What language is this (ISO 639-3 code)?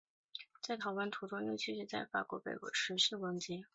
zho